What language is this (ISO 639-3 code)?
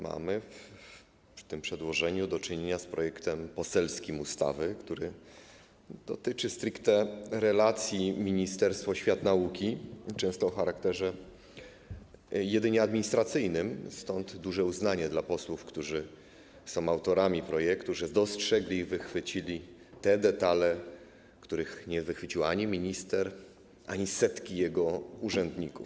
pol